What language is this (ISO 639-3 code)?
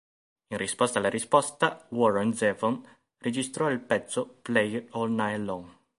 ita